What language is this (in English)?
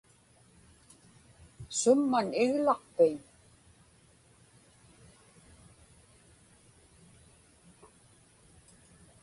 Inupiaq